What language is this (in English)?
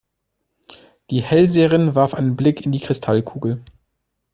German